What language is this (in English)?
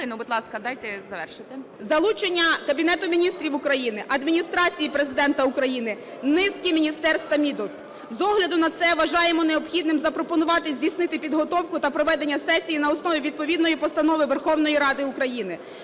Ukrainian